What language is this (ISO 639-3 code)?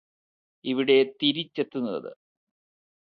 mal